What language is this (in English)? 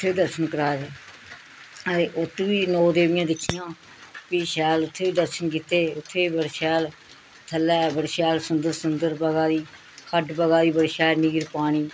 Dogri